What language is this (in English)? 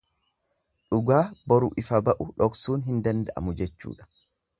Oromo